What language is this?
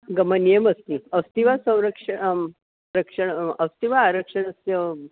Sanskrit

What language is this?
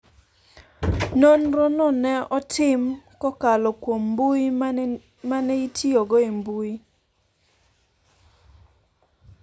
Luo (Kenya and Tanzania)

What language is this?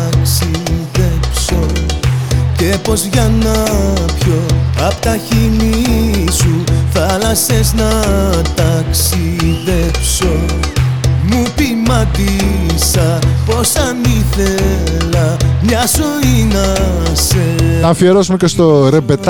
Greek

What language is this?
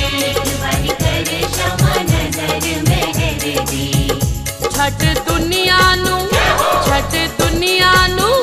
Hindi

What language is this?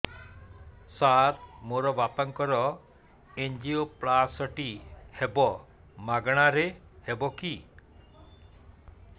Odia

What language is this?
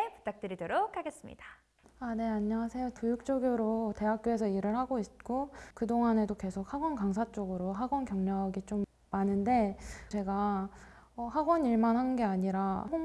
Korean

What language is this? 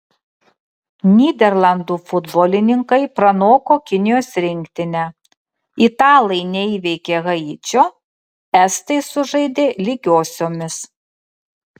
Lithuanian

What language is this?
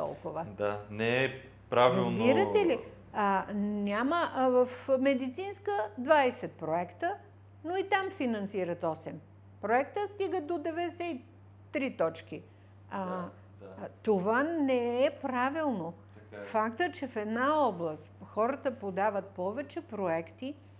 Bulgarian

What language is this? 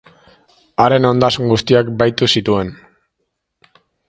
Basque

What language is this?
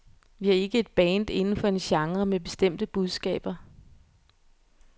Danish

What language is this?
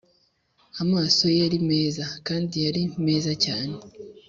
Kinyarwanda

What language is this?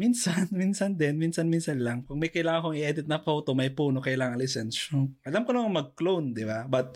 Filipino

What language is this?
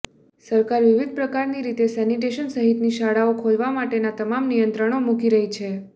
Gujarati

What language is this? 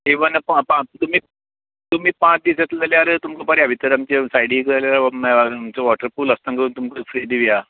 Konkani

